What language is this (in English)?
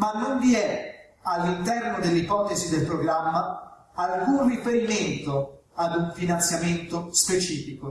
Italian